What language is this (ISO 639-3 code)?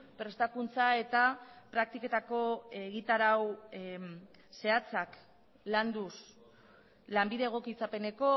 eus